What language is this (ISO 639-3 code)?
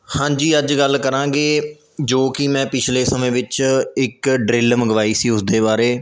pan